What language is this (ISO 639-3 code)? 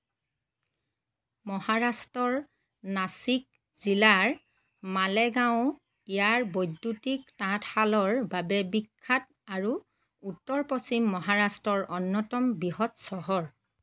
asm